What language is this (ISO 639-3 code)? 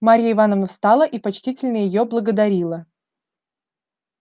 rus